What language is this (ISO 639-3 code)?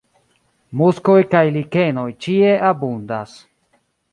epo